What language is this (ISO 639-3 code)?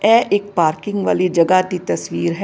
pan